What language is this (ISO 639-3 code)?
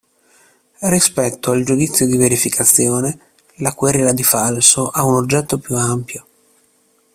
ita